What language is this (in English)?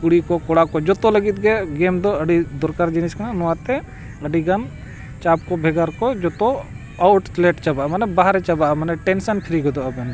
Santali